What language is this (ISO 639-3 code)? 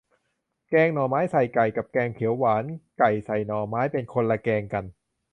tha